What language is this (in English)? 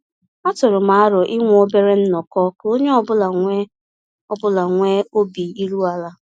Igbo